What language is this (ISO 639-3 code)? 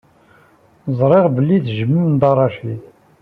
kab